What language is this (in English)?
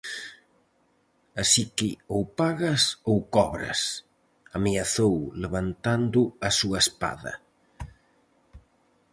Galician